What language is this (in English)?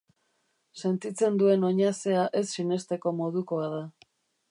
Basque